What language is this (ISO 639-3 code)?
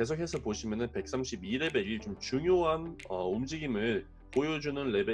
kor